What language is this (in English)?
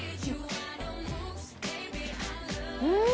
Japanese